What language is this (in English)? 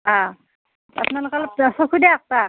Assamese